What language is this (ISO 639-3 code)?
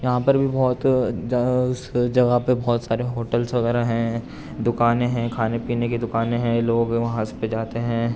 urd